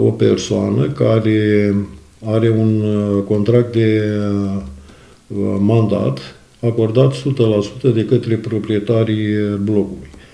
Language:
Romanian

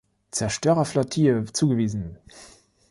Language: German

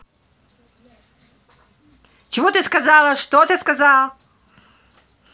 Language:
Russian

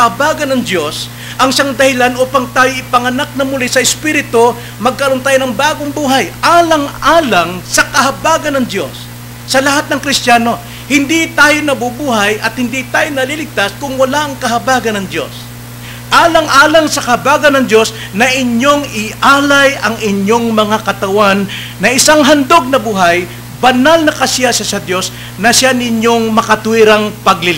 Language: Filipino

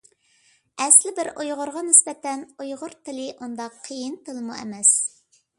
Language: Uyghur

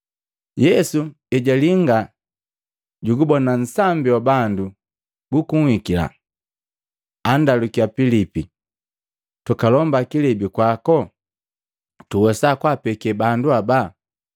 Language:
Matengo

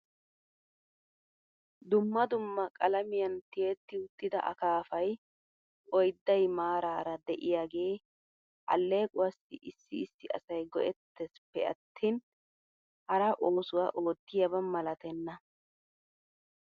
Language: Wolaytta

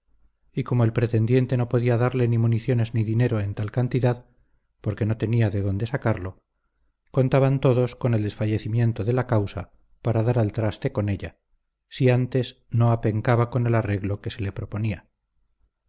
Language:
Spanish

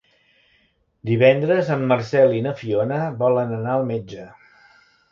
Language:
Catalan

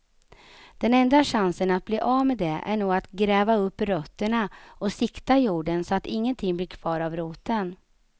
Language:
Swedish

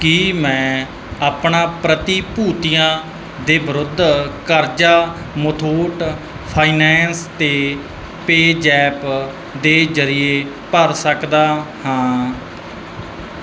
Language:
Punjabi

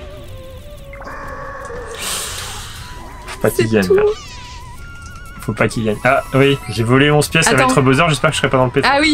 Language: French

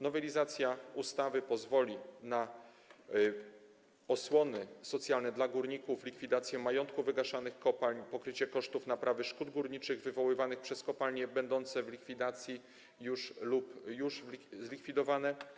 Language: Polish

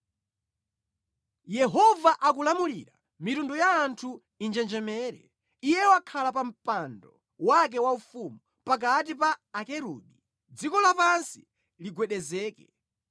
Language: Nyanja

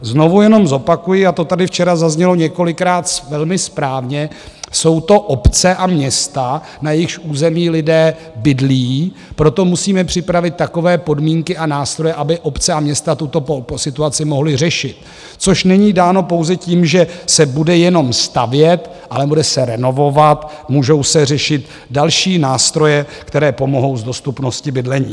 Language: Czech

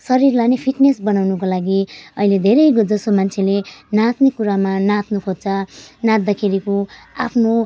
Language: Nepali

